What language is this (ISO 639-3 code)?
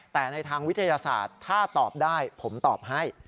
tha